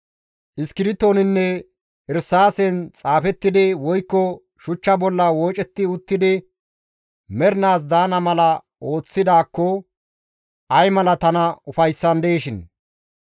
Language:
Gamo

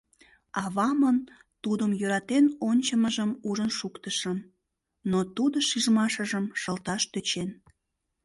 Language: Mari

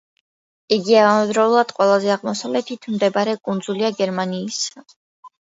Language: Georgian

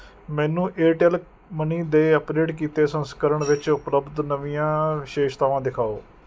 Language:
Punjabi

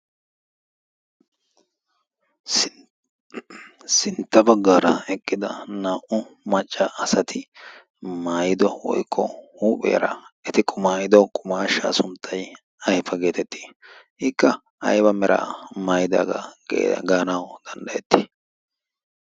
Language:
Wolaytta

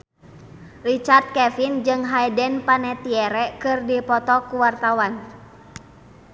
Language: Sundanese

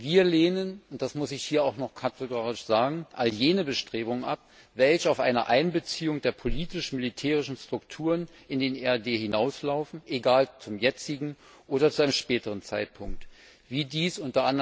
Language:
German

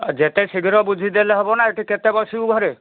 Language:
Odia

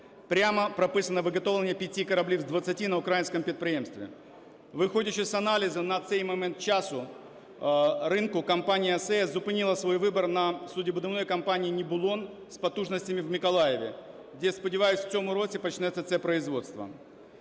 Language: Ukrainian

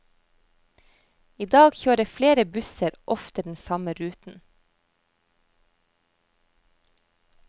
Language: Norwegian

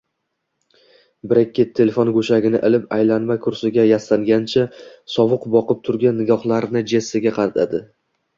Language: Uzbek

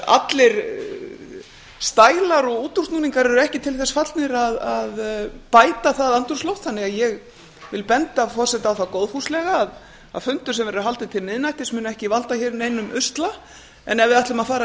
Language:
Icelandic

